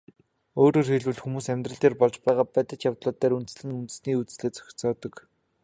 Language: Mongolian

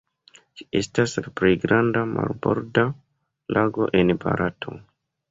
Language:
Esperanto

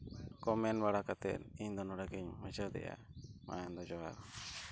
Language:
Santali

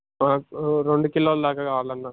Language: Telugu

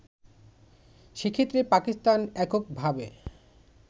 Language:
Bangla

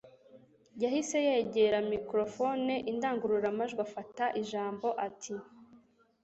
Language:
Kinyarwanda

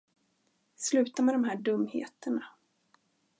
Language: Swedish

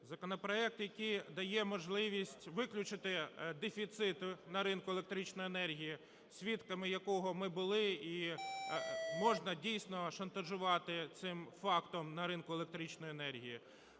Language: Ukrainian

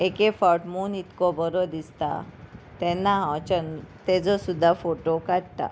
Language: Konkani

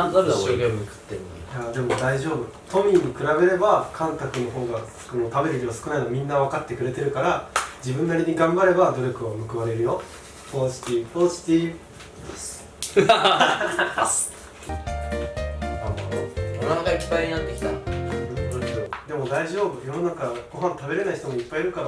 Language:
Japanese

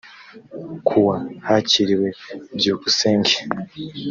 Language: Kinyarwanda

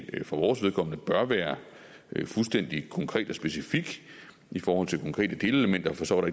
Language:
Danish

